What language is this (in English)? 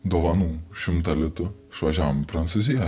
Lithuanian